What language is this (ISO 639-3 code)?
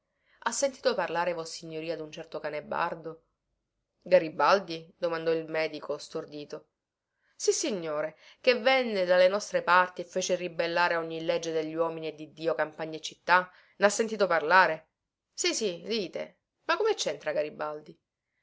ita